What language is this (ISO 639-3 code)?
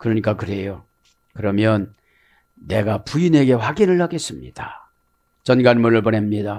kor